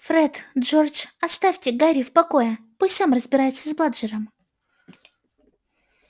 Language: Russian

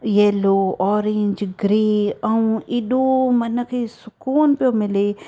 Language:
Sindhi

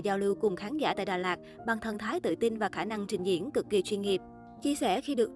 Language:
Vietnamese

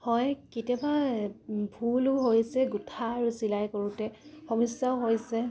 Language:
Assamese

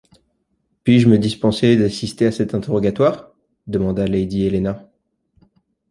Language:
French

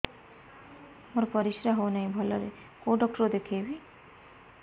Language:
Odia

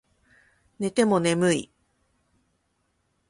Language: Japanese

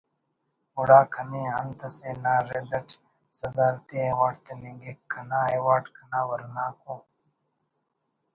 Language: Brahui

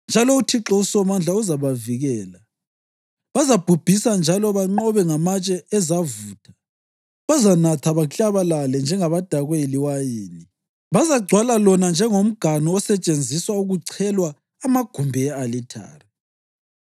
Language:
North Ndebele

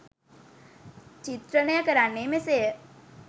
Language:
Sinhala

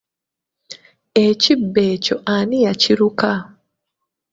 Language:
Ganda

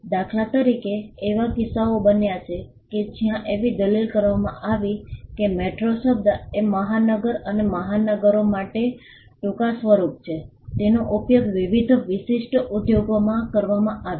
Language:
Gujarati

